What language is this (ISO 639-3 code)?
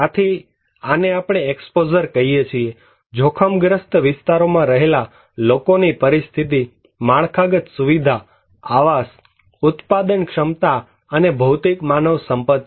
guj